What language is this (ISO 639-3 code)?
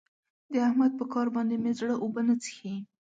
pus